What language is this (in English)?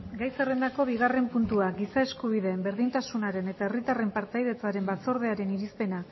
Basque